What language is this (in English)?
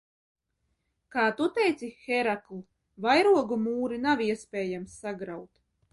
Latvian